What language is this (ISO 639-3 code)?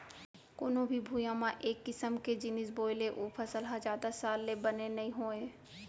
hne